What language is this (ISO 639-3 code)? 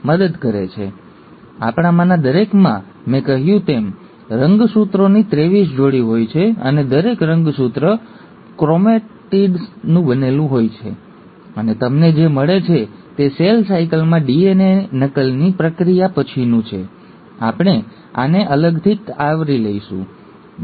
guj